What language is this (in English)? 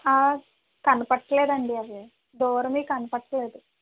Telugu